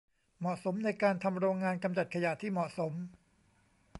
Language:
Thai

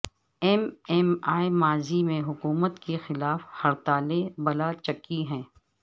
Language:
Urdu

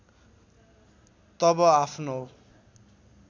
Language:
Nepali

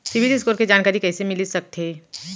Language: Chhattisgarhi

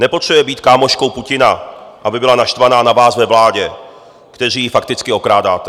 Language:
Czech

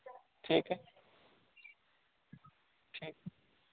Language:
Hindi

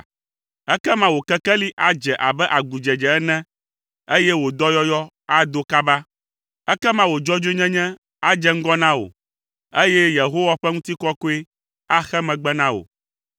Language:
Ewe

